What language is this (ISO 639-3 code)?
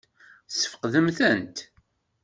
kab